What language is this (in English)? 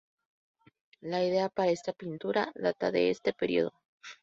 Spanish